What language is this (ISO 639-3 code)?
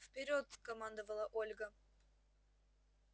rus